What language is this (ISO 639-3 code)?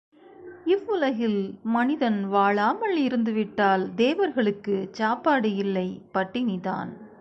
tam